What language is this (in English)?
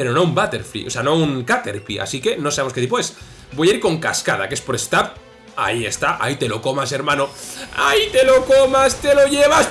Spanish